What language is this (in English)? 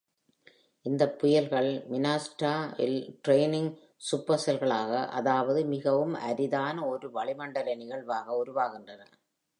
Tamil